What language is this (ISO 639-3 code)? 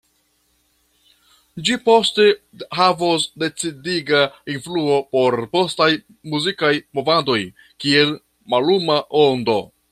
epo